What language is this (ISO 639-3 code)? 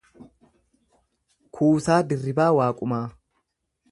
orm